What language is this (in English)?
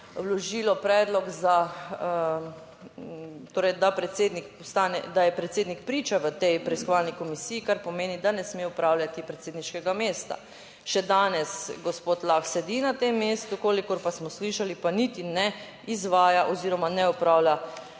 Slovenian